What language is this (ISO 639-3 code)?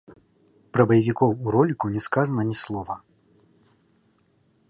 bel